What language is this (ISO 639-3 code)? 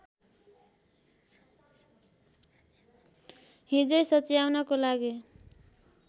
nep